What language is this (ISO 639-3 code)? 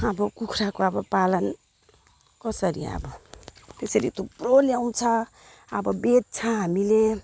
nep